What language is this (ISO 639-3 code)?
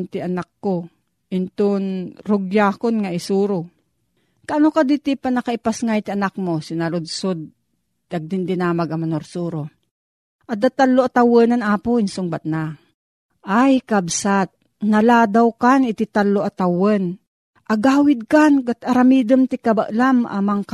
fil